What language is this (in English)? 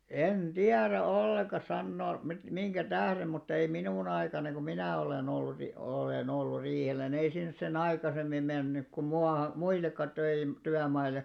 Finnish